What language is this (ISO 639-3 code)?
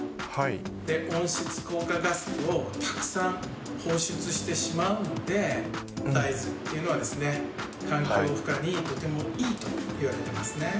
jpn